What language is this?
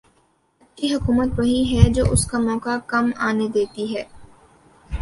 Urdu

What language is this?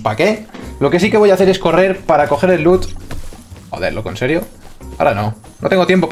Spanish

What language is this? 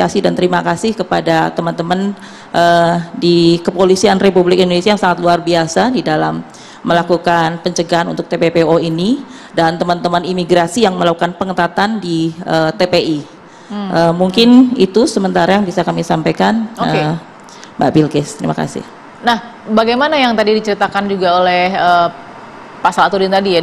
Indonesian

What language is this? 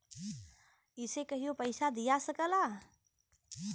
Bhojpuri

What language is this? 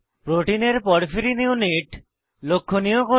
Bangla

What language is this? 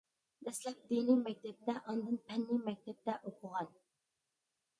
Uyghur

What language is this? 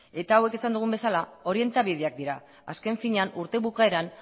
Basque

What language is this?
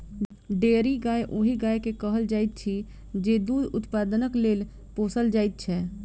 Maithili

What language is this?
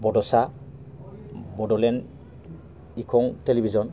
Bodo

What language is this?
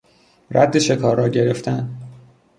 Persian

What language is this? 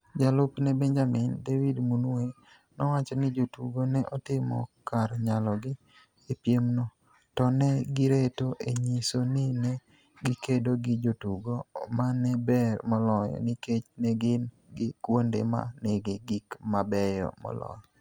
Luo (Kenya and Tanzania)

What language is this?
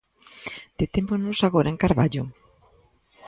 Galician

